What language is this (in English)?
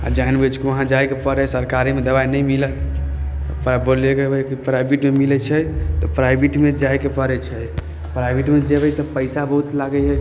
Maithili